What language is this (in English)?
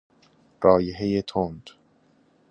Persian